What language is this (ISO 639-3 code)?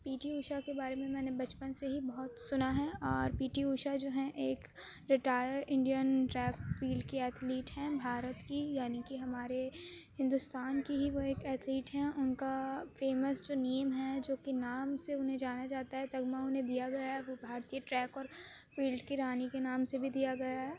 urd